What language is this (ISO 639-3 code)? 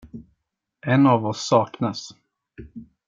swe